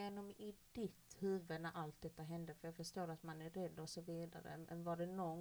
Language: Swedish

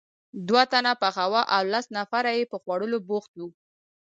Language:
Pashto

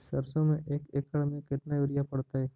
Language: Magahi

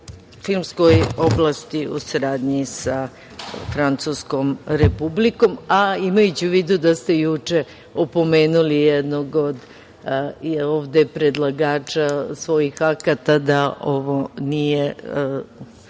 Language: Serbian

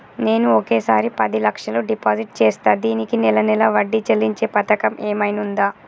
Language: Telugu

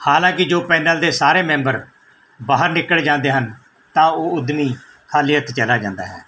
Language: Punjabi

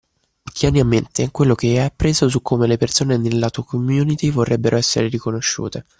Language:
Italian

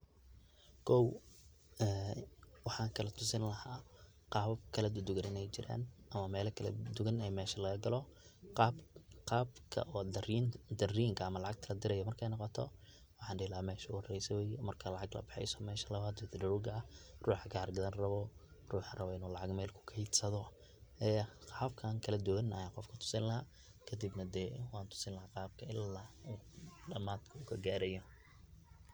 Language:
Somali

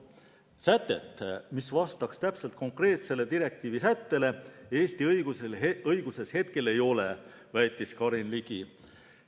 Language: Estonian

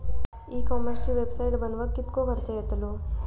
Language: Marathi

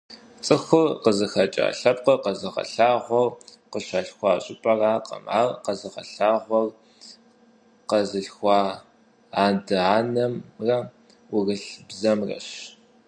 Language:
Kabardian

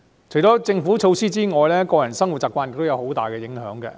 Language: Cantonese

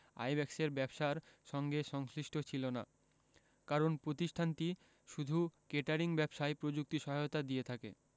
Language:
Bangla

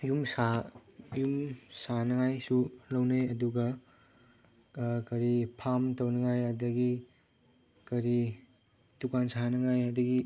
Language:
Manipuri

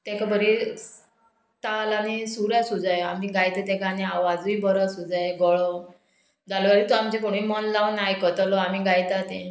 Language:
Konkani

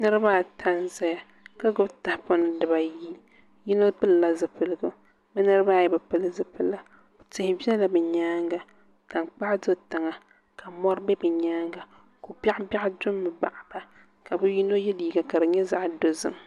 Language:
Dagbani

